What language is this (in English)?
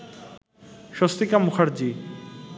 Bangla